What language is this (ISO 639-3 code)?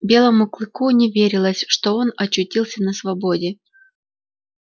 rus